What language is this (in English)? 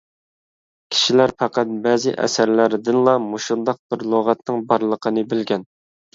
Uyghur